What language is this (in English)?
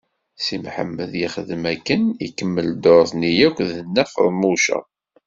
Kabyle